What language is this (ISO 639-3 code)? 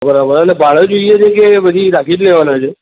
guj